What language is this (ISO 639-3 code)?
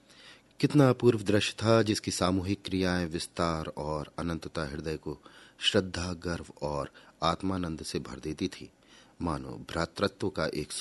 hin